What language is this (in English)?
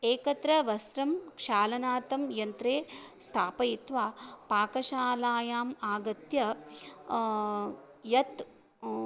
Sanskrit